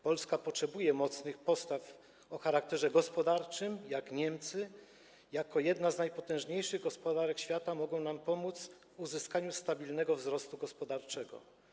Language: Polish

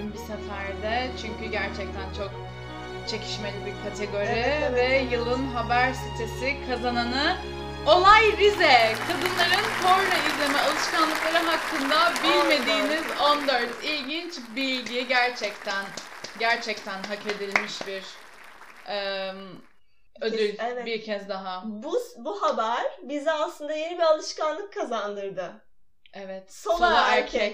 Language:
Turkish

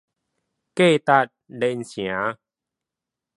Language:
Min Nan Chinese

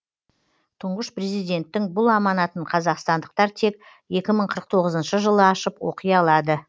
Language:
Kazakh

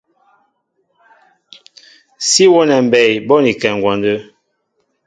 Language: Mbo (Cameroon)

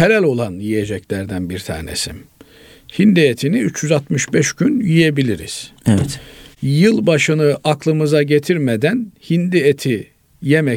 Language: Turkish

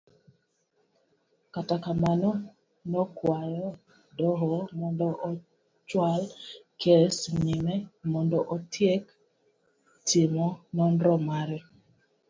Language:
Luo (Kenya and Tanzania)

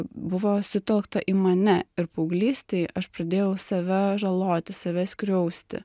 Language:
Lithuanian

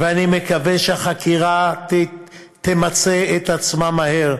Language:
Hebrew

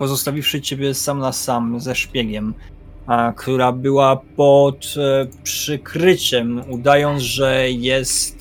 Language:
Polish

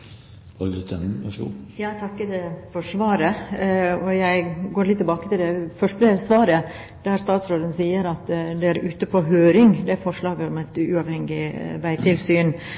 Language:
Norwegian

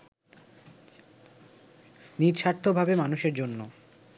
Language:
Bangla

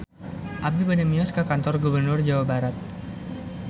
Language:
Sundanese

